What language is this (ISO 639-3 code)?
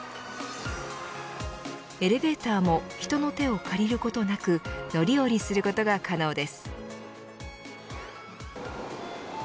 jpn